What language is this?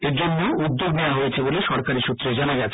Bangla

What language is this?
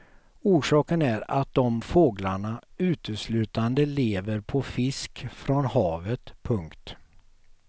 Swedish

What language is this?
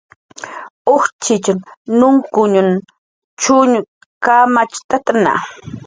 Jaqaru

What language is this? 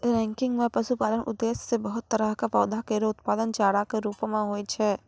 Maithili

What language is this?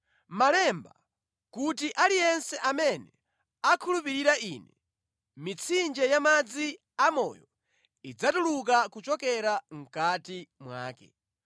Nyanja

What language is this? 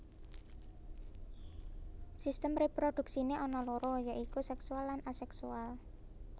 Javanese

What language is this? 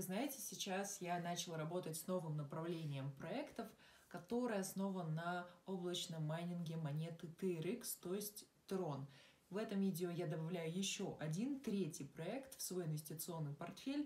Russian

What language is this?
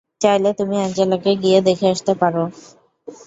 Bangla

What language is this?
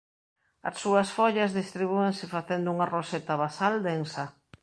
Galician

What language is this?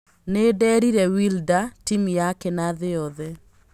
Kikuyu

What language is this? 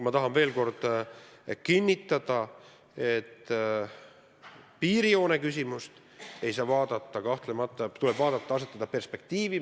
Estonian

